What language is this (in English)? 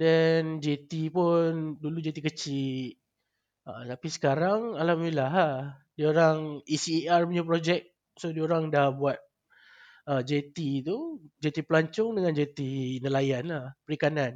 Malay